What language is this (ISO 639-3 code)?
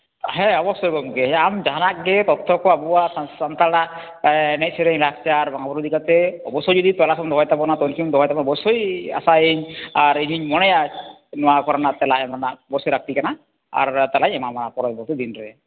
sat